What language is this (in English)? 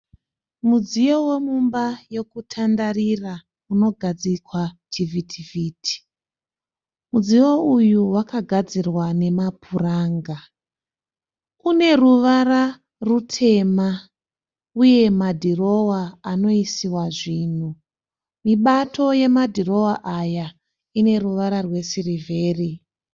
Shona